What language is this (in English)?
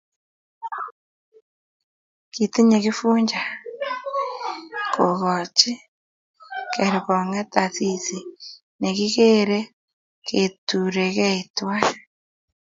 Kalenjin